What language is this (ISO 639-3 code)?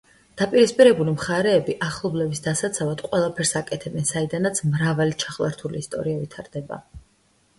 kat